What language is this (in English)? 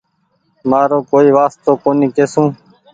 Goaria